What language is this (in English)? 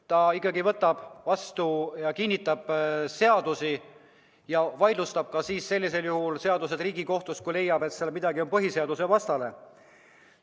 Estonian